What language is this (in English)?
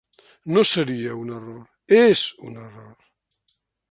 Catalan